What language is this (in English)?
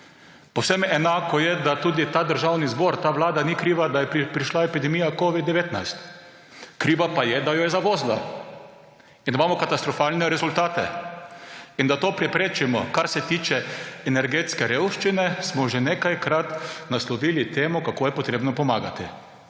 Slovenian